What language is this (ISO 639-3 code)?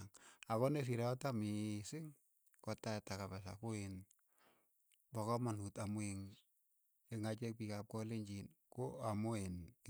eyo